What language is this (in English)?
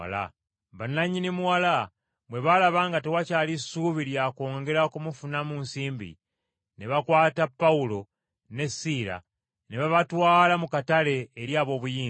Ganda